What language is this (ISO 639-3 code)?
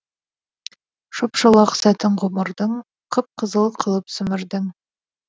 kaz